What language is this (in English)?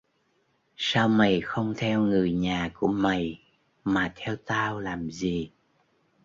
Vietnamese